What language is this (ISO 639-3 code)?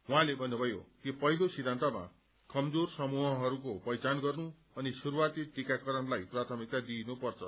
nep